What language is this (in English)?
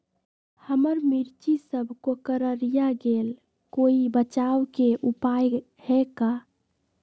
Magahi